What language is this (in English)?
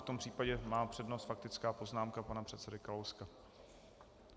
Czech